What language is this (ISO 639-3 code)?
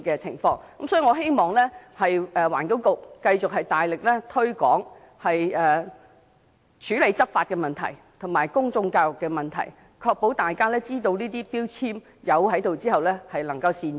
yue